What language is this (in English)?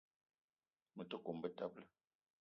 Eton (Cameroon)